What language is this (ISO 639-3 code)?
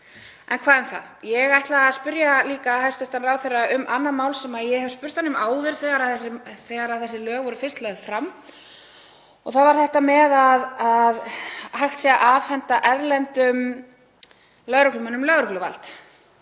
isl